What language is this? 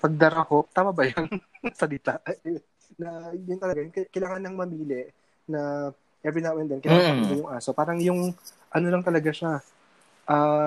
Filipino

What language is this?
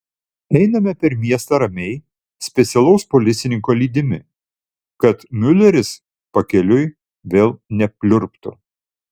Lithuanian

